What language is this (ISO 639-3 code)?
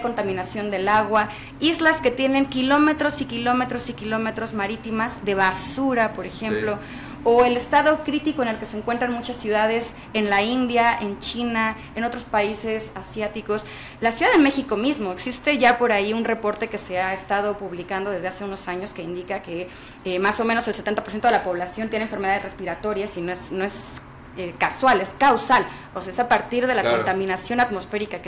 spa